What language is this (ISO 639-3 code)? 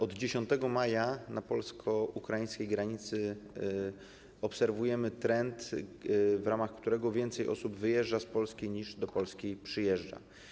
pol